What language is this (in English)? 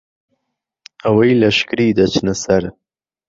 Central Kurdish